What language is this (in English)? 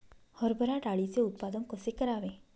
Marathi